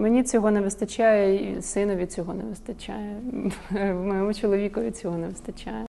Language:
Ukrainian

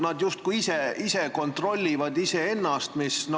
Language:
Estonian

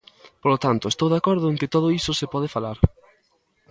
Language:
Galician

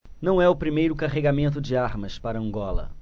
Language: Portuguese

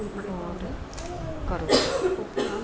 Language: Punjabi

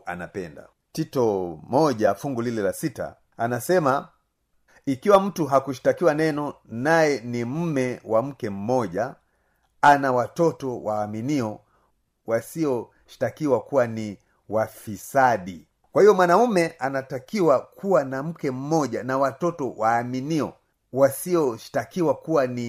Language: Swahili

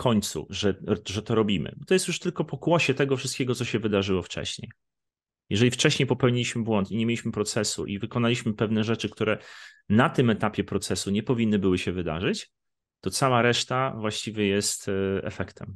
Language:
Polish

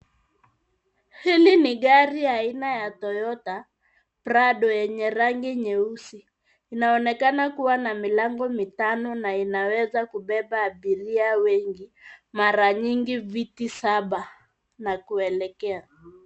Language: Swahili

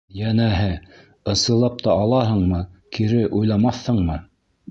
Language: Bashkir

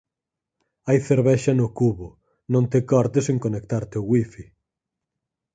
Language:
Galician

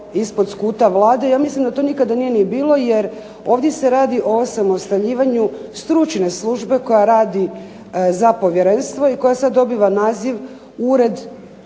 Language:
Croatian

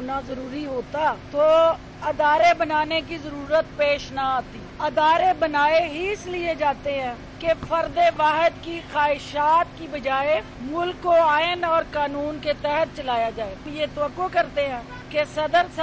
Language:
Urdu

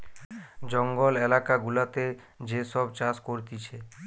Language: Bangla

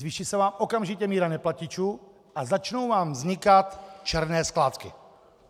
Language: Czech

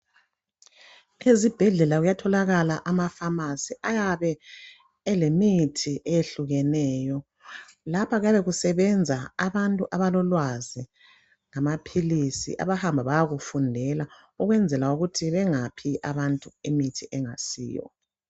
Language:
North Ndebele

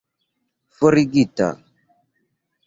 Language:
Esperanto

